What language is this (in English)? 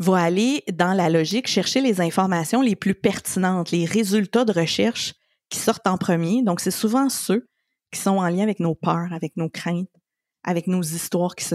French